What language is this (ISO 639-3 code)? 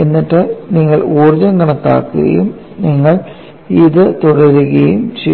mal